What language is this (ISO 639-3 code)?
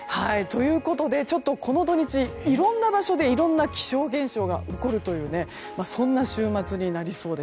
jpn